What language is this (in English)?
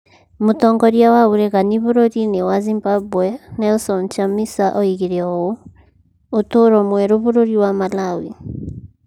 Kikuyu